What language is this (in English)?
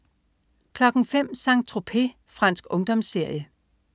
Danish